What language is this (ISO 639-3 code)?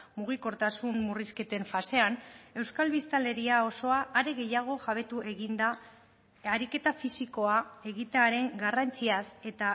eus